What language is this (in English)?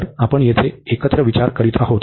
Marathi